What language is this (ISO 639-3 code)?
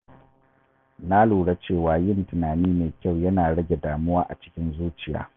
hau